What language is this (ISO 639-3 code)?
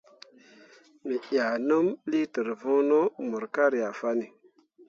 mua